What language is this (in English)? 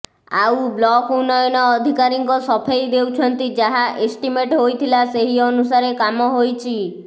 Odia